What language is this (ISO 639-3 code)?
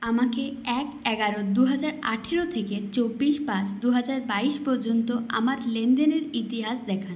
ben